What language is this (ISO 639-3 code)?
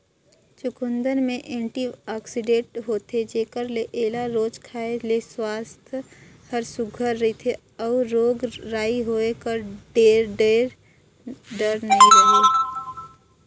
hne